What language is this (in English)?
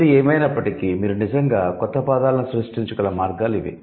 Telugu